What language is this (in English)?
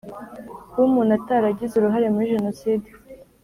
Kinyarwanda